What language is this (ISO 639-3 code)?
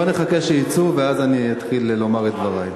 heb